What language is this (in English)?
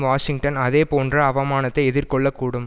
Tamil